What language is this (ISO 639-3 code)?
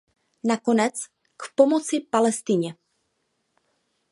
ces